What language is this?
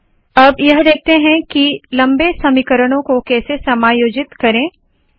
Hindi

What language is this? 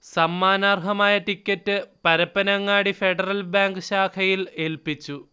Malayalam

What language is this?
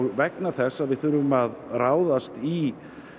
Icelandic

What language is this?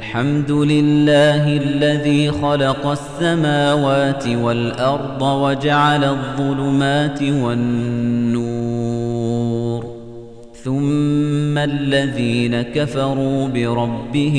Arabic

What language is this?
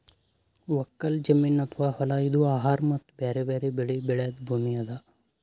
Kannada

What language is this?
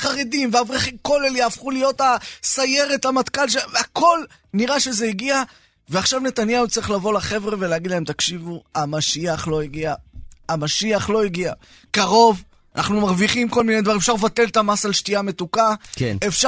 Hebrew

